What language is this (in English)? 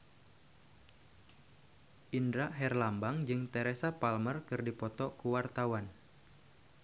Sundanese